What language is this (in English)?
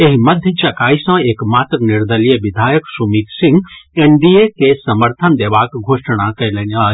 Maithili